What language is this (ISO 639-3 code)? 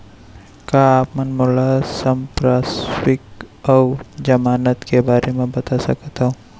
hne